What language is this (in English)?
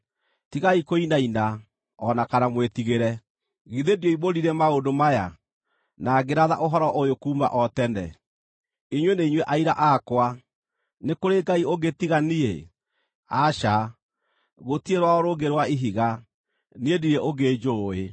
Kikuyu